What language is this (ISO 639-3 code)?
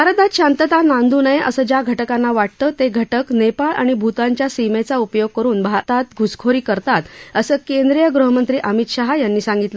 mar